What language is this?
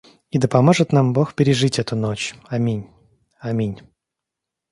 Russian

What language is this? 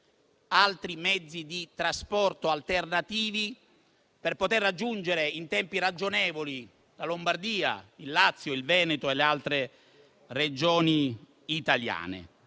Italian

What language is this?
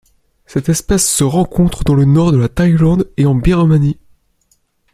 French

